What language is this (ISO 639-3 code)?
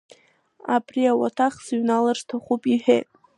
abk